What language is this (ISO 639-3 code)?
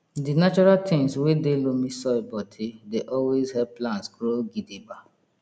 pcm